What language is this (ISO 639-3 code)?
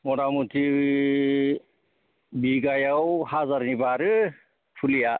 brx